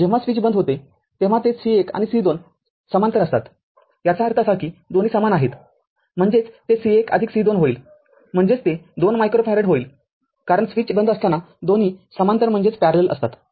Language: Marathi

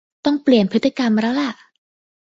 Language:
Thai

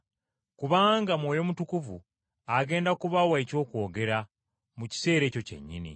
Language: Ganda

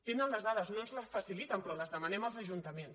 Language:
Catalan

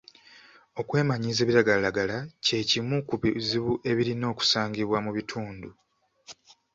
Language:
Ganda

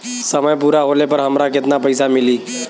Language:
Bhojpuri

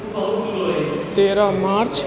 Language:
Maithili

